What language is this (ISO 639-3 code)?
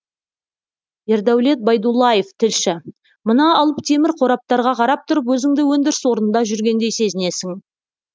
kaz